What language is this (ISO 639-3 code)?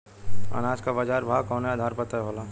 bho